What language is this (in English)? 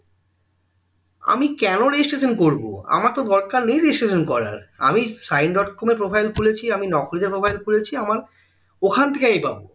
Bangla